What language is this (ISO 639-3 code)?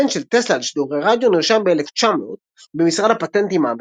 heb